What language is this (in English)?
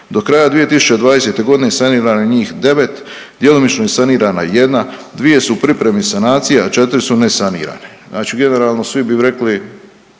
Croatian